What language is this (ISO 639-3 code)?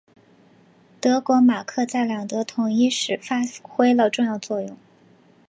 zho